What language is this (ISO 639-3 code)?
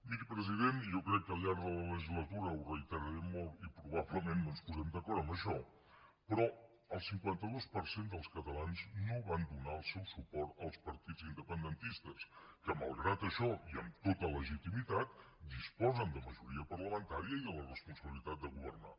cat